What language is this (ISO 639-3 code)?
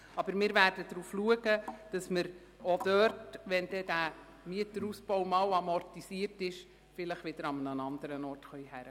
gsw